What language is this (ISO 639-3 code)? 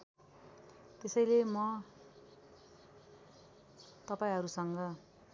nep